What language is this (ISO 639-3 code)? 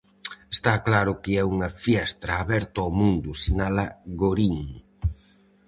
glg